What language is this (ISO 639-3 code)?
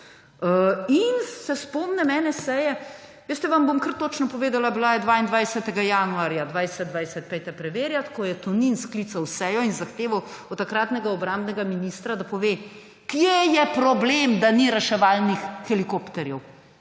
slv